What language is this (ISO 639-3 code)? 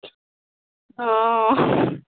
mai